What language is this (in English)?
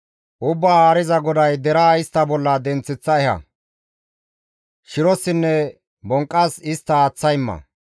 Gamo